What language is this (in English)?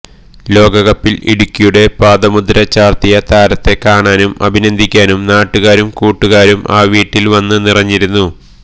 Malayalam